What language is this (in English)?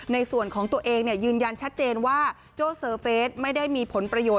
Thai